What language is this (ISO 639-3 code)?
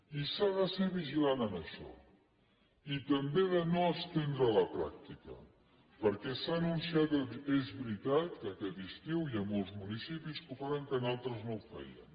cat